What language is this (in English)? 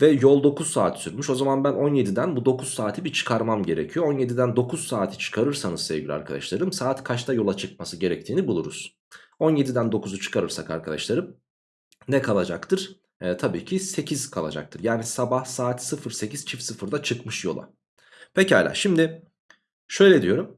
Turkish